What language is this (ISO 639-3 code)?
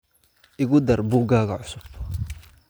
som